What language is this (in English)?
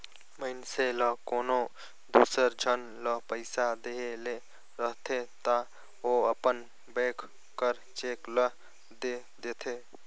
Chhattisgarhi